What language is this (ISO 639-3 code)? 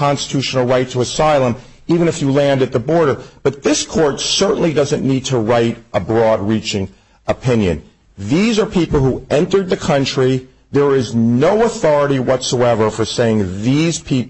eng